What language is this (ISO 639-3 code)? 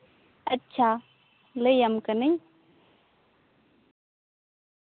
sat